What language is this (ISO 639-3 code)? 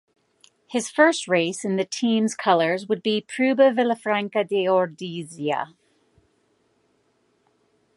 eng